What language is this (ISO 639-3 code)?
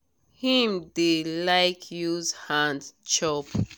pcm